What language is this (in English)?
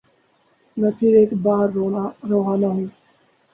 Urdu